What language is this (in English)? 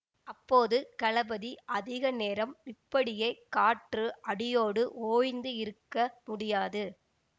Tamil